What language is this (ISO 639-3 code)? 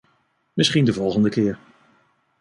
nld